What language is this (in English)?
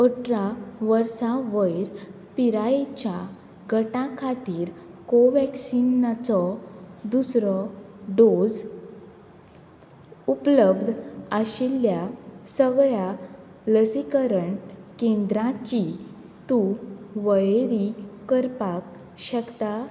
Konkani